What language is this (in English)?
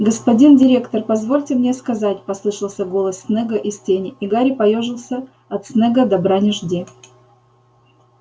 Russian